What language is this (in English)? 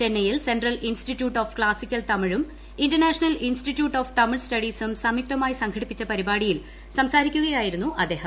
Malayalam